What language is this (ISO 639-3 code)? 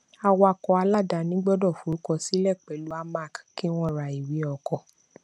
yor